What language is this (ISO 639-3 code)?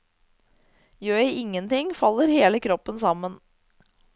nor